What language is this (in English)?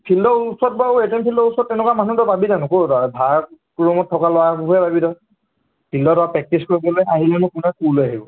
Assamese